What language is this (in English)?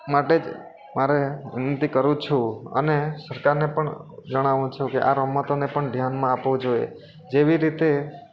Gujarati